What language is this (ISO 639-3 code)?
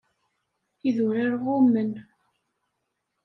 kab